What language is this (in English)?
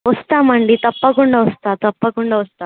Telugu